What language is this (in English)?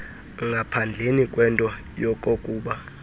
Xhosa